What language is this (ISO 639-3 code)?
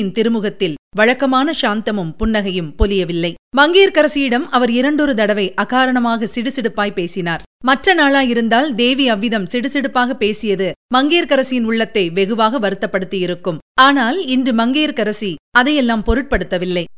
tam